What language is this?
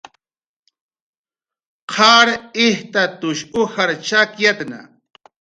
Jaqaru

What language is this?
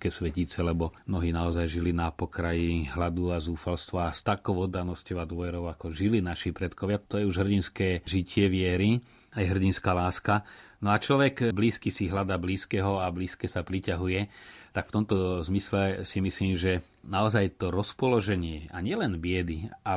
Slovak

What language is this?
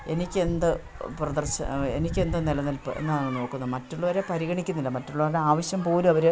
Malayalam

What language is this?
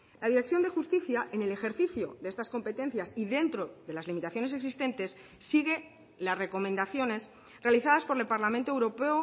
Spanish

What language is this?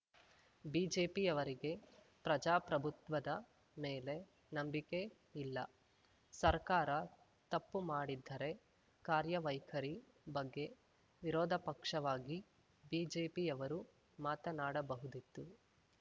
Kannada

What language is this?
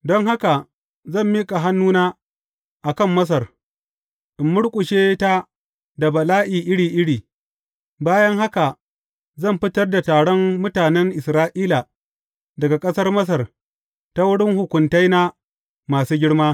Hausa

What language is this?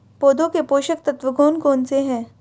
Hindi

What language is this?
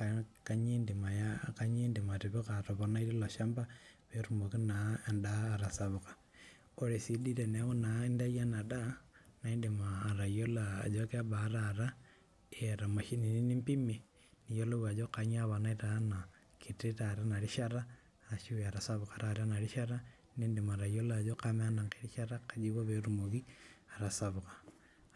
Masai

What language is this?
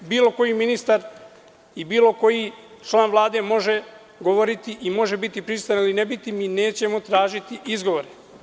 Serbian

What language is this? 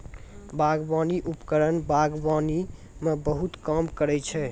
Maithili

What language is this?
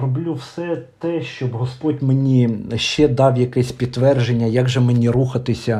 Ukrainian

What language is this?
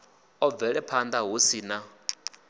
Venda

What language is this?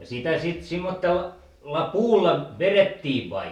Finnish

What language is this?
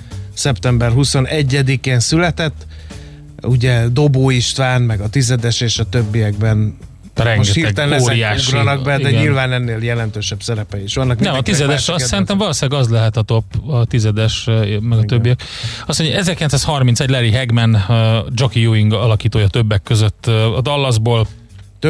Hungarian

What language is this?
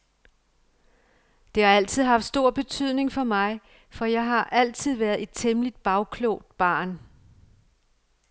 Danish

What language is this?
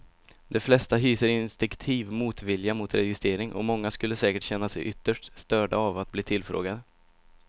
Swedish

